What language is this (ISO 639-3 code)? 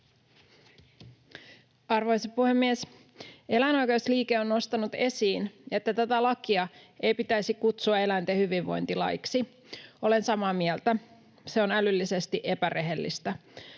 fin